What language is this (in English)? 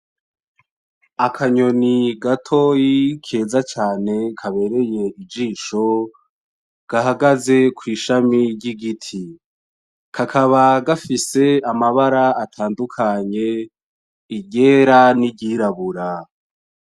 Rundi